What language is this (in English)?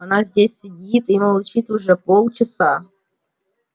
Russian